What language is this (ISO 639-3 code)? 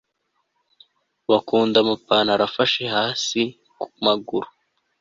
kin